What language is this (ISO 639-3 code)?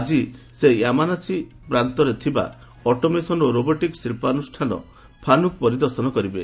ori